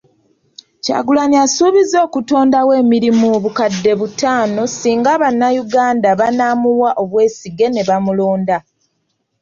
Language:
Ganda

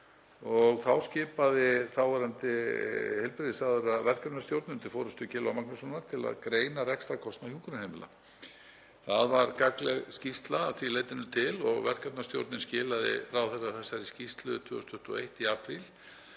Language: Icelandic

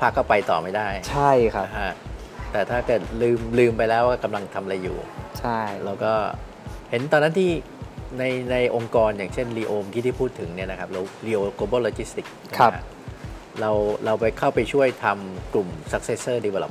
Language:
Thai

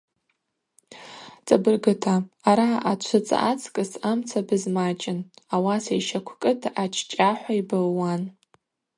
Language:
Abaza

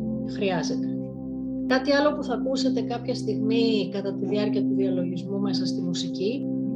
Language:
Greek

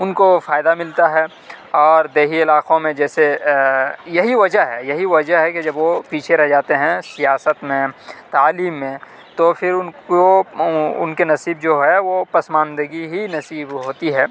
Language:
Urdu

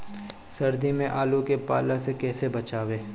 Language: Bhojpuri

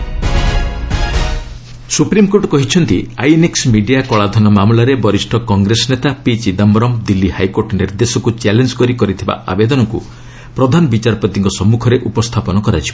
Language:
Odia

